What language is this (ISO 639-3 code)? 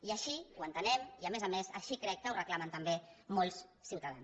cat